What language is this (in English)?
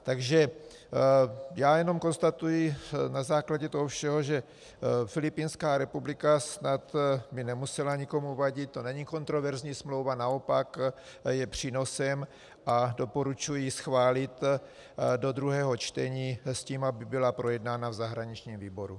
Czech